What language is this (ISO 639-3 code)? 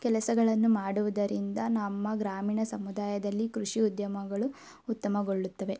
kan